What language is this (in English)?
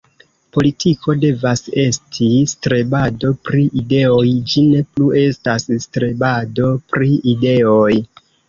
Esperanto